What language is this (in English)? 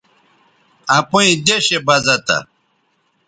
Bateri